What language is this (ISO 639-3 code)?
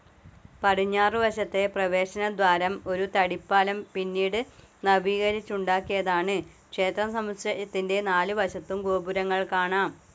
mal